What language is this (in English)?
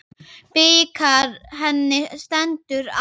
Icelandic